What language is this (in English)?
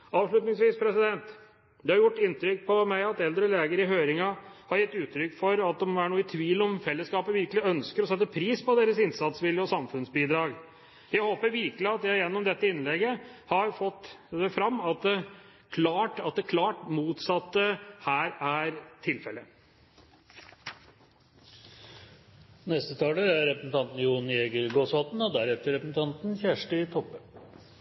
Norwegian Bokmål